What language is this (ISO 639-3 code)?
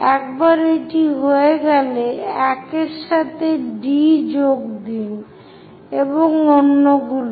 ben